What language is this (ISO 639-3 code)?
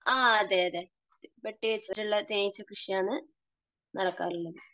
mal